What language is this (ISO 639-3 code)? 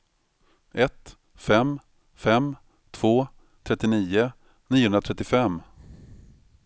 swe